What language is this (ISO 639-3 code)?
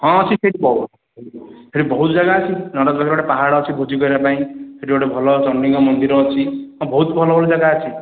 ori